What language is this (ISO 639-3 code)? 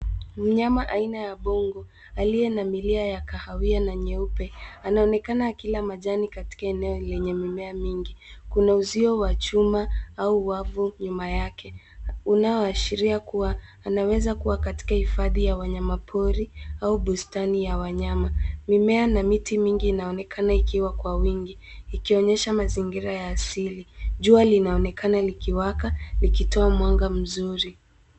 swa